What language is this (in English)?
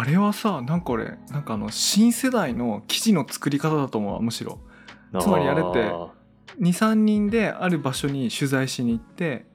Japanese